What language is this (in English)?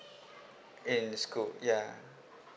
English